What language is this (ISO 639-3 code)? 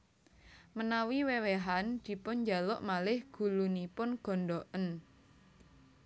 jav